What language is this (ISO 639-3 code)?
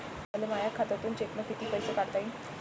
mar